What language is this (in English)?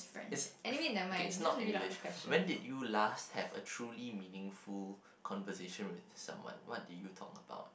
English